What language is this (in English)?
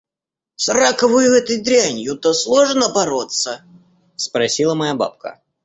Russian